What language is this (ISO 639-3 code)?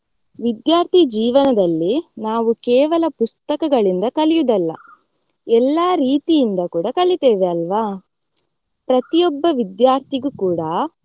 kan